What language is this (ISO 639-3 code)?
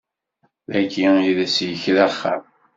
kab